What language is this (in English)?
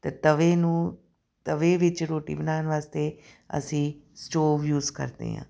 Punjabi